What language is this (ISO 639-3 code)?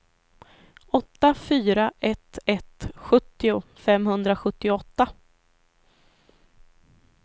swe